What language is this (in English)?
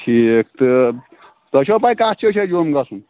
Kashmiri